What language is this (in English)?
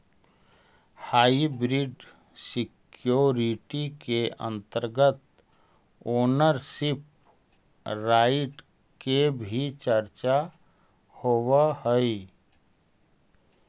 Magahi